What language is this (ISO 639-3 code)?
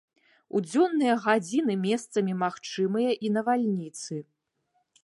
bel